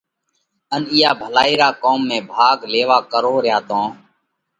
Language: Parkari Koli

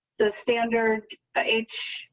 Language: English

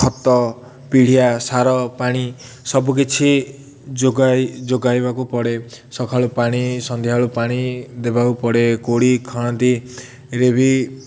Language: Odia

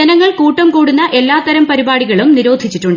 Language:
Malayalam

